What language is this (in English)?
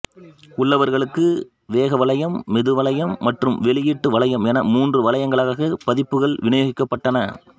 Tamil